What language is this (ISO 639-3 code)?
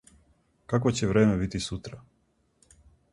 srp